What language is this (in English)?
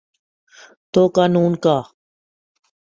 Urdu